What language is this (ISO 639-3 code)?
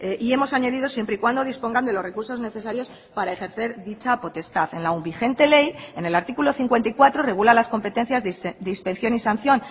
spa